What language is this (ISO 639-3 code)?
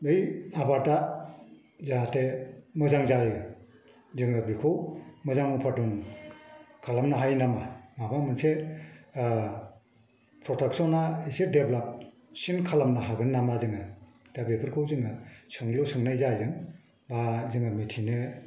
brx